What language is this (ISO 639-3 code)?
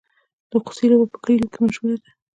pus